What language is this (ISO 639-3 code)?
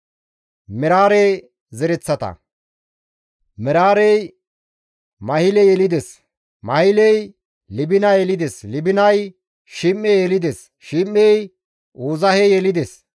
gmv